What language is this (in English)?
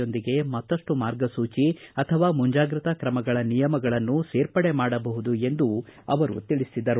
Kannada